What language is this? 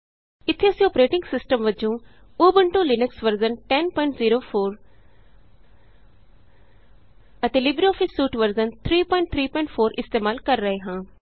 Punjabi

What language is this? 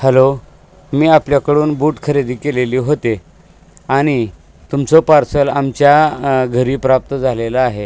Marathi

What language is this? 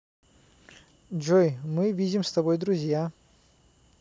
Russian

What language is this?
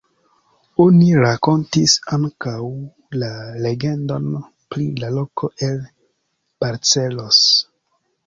Esperanto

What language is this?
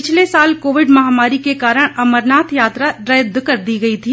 Hindi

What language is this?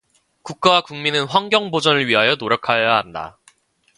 Korean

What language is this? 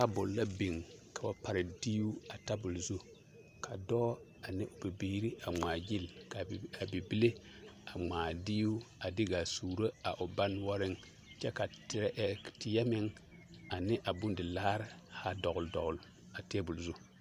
Southern Dagaare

